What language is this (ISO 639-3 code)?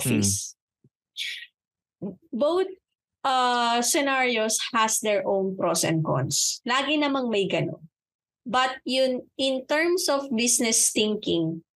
fil